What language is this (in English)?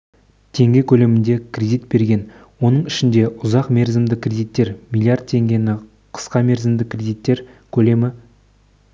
Kazakh